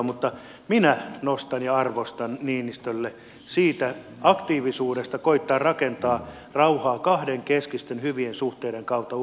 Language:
Finnish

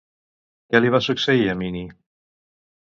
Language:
Catalan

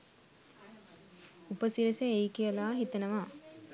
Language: Sinhala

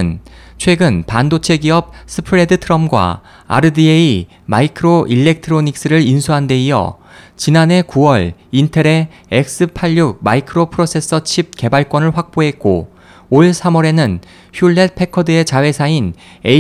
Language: Korean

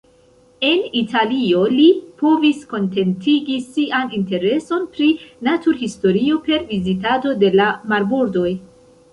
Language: Esperanto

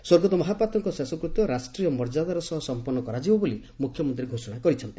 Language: Odia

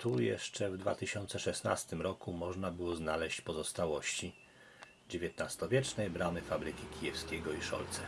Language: Polish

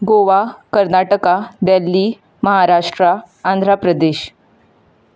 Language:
Konkani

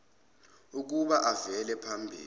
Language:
Zulu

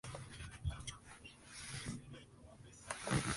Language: Spanish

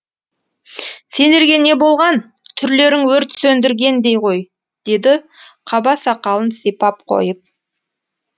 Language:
Kazakh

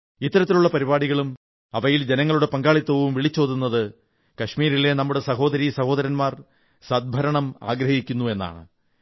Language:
Malayalam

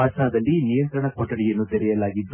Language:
Kannada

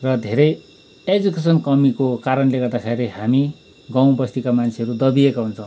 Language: Nepali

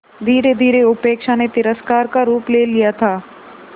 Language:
Hindi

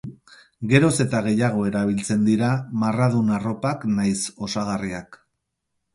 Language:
Basque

